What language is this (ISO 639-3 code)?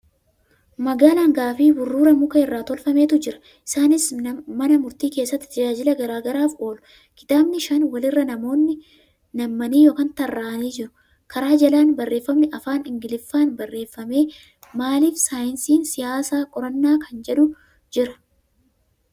orm